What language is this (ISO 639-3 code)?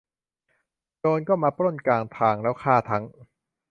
tha